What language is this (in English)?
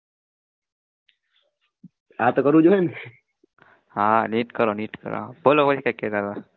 Gujarati